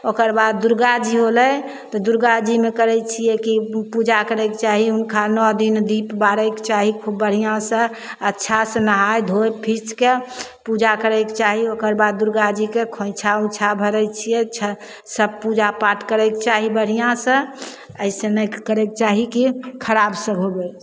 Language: Maithili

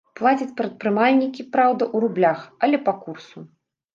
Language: Belarusian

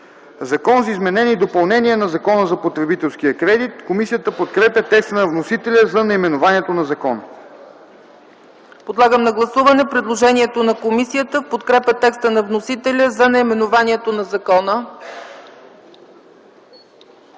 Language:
Bulgarian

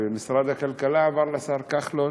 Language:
Hebrew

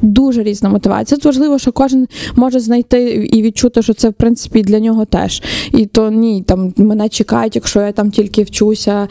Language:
Ukrainian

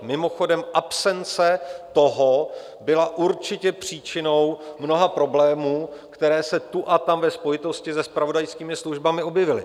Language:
Czech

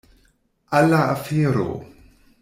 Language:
Esperanto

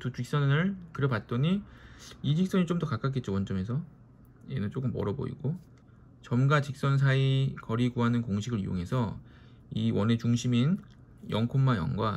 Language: Korean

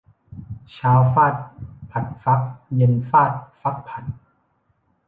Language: Thai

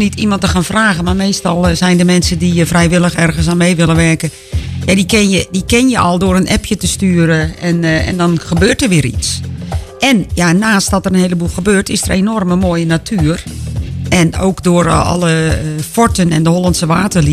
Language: Dutch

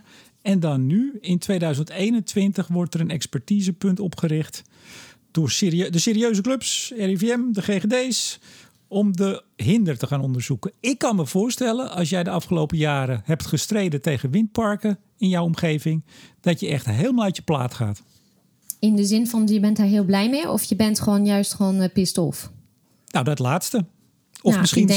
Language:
Dutch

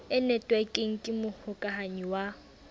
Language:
Southern Sotho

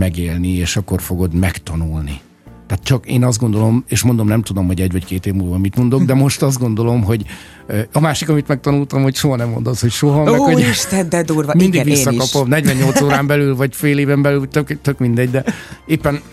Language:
Hungarian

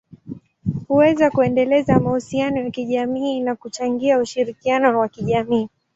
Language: Swahili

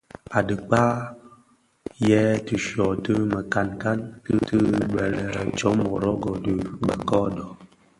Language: Bafia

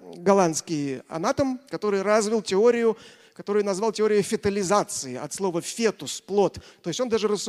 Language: Russian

